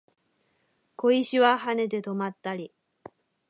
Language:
Japanese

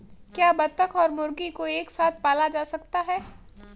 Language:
Hindi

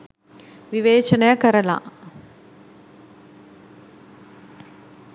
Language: Sinhala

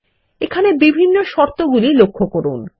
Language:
Bangla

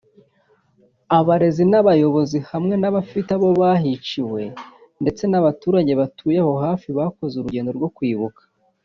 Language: Kinyarwanda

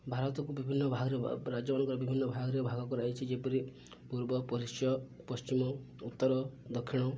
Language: Odia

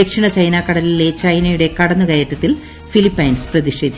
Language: Malayalam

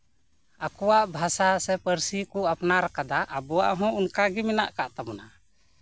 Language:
Santali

